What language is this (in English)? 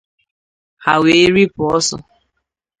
Igbo